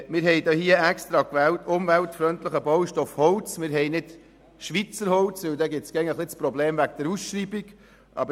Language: Swiss German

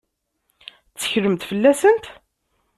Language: Kabyle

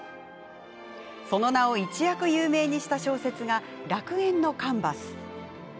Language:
Japanese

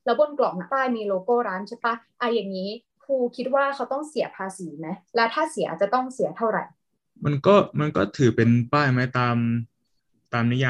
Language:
Thai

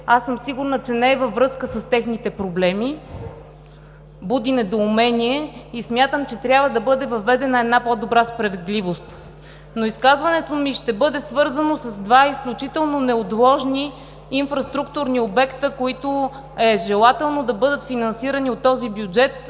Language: Bulgarian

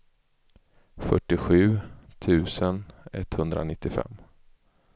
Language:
Swedish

